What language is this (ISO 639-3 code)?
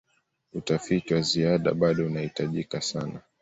swa